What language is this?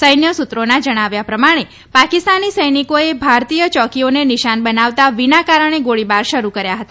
Gujarati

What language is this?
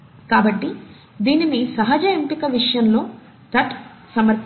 Telugu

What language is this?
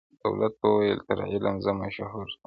Pashto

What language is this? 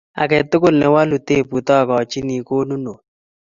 Kalenjin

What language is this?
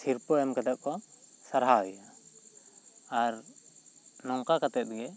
Santali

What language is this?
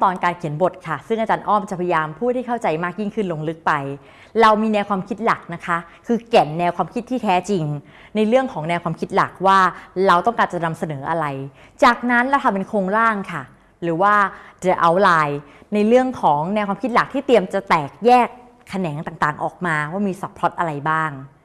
Thai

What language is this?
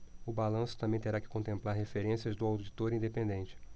Portuguese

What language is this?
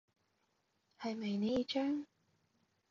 Cantonese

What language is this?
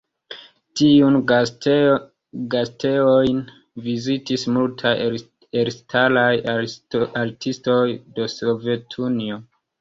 Esperanto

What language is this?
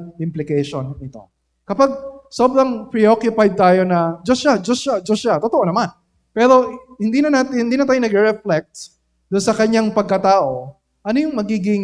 Filipino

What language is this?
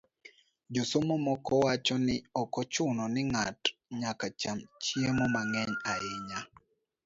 Luo (Kenya and Tanzania)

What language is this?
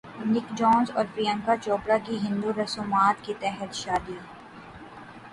Urdu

